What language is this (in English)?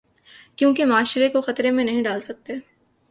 Urdu